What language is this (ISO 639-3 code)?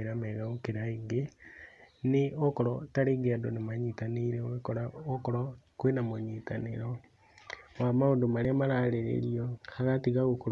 kik